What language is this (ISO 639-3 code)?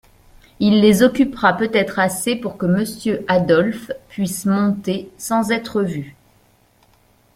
fra